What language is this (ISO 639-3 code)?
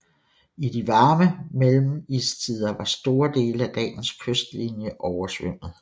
dan